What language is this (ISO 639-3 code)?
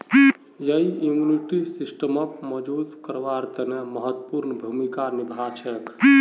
mag